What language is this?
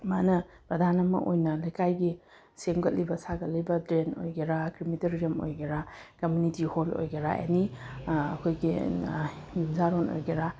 Manipuri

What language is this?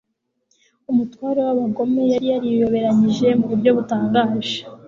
Kinyarwanda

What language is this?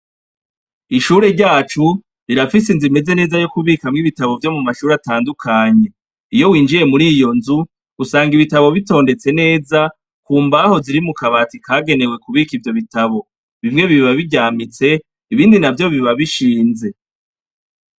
Rundi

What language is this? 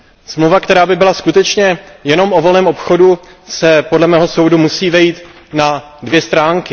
Czech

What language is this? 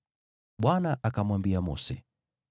Swahili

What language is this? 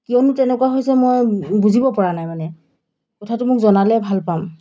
Assamese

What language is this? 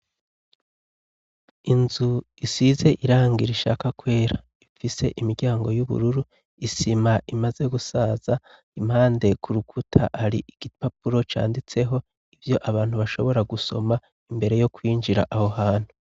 Rundi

